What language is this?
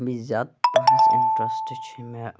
Kashmiri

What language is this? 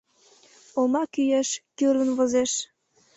Mari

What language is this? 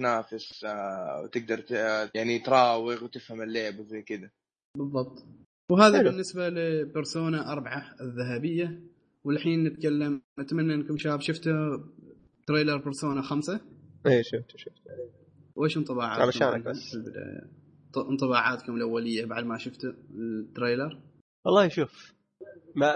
Arabic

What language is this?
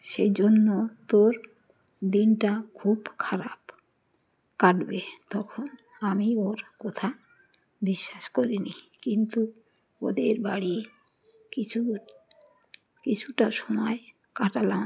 Bangla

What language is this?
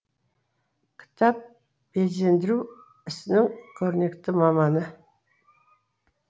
Kazakh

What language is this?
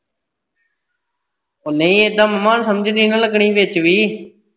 Punjabi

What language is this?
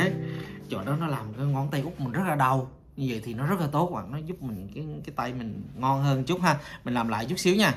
Vietnamese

